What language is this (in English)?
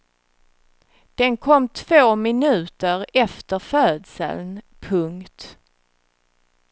Swedish